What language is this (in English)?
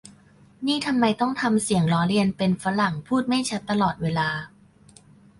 Thai